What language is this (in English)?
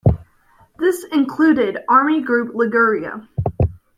English